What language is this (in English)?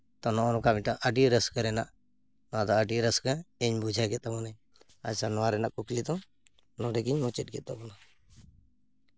Santali